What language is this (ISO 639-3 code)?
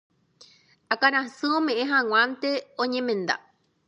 grn